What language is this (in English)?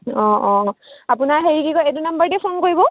Assamese